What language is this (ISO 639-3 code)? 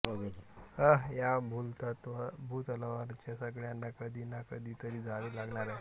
mar